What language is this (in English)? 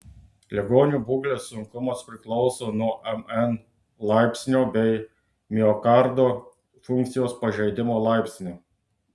Lithuanian